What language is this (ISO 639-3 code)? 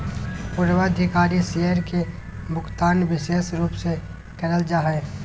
mag